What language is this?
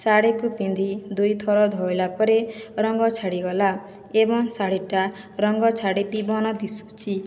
Odia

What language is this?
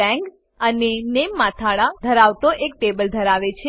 Gujarati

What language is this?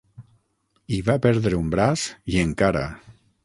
Catalan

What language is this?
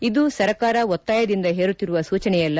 Kannada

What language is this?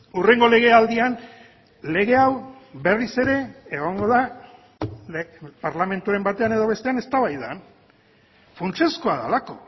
Basque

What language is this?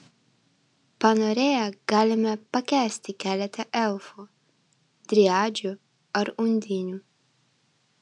Lithuanian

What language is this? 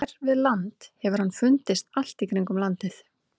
Icelandic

